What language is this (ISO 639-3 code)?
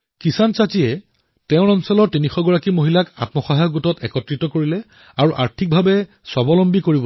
asm